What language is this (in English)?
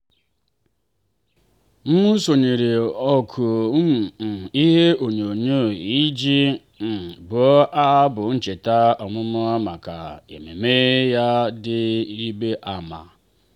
Igbo